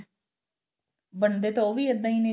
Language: Punjabi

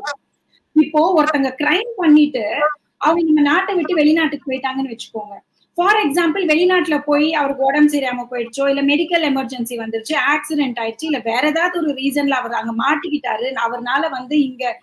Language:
Tamil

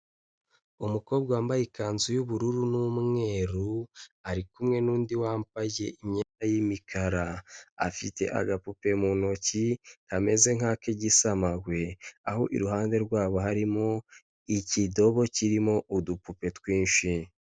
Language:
Kinyarwanda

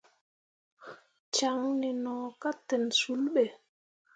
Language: Mundang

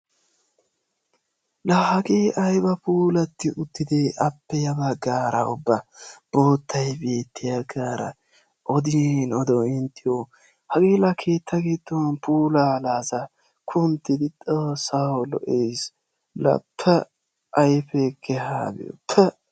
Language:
Wolaytta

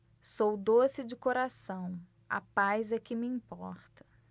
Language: Portuguese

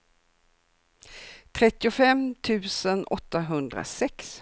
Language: Swedish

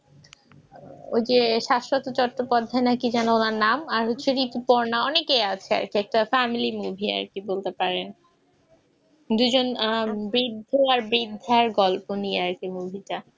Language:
Bangla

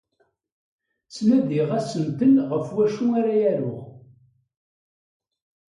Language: Kabyle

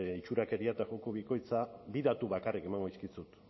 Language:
Basque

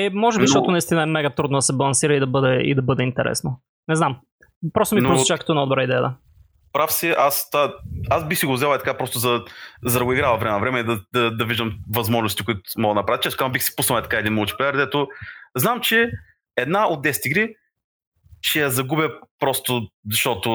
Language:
Bulgarian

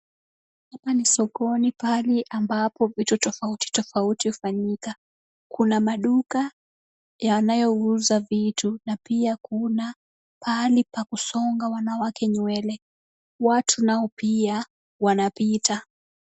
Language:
Swahili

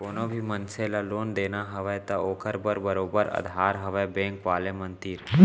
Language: Chhattisgarhi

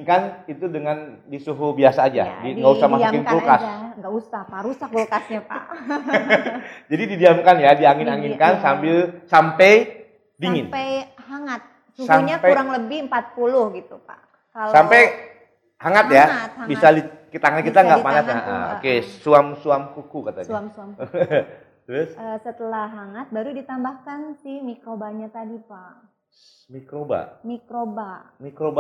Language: Indonesian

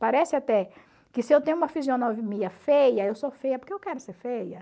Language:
Portuguese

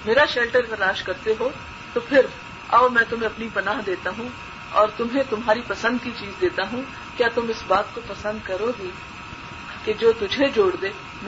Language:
Urdu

